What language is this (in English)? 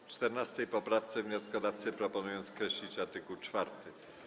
Polish